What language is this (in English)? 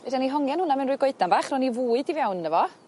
Welsh